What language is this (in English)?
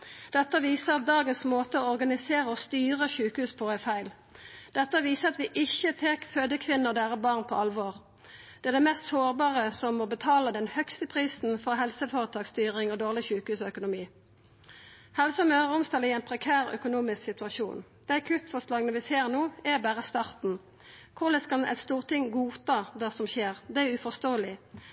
Norwegian Nynorsk